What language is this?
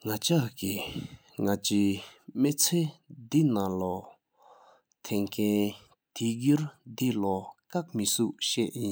Sikkimese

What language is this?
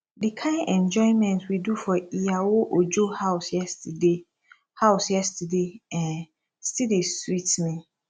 Nigerian Pidgin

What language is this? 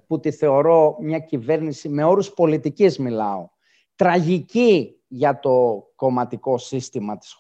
Greek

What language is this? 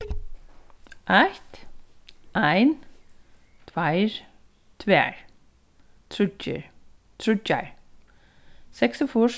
Faroese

